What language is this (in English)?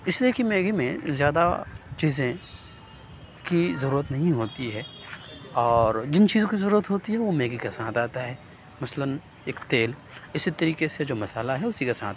Urdu